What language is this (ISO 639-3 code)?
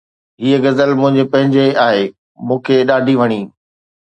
snd